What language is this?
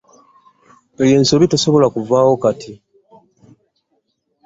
Ganda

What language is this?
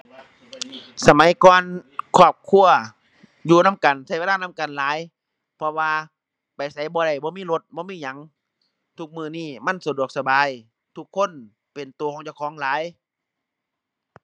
Thai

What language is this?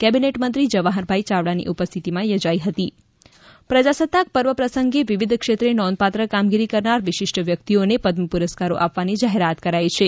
Gujarati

